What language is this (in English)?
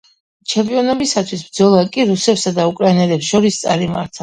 Georgian